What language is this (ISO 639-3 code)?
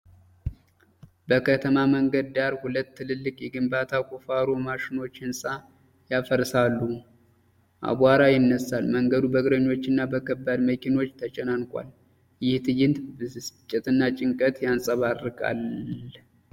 amh